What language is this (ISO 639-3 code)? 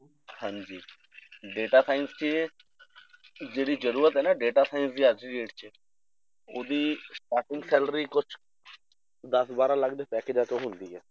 pan